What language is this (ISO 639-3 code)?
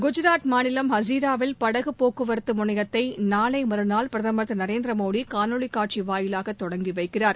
tam